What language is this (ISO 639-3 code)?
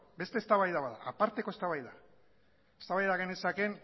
eus